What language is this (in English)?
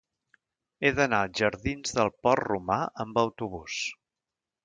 Catalan